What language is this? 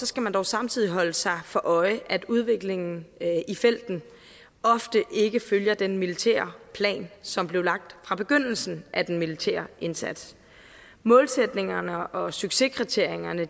Danish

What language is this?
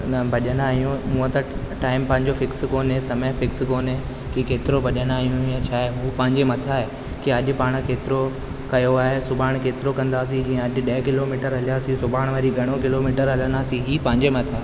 Sindhi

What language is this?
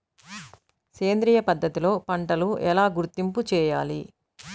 Telugu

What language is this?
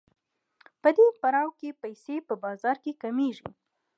Pashto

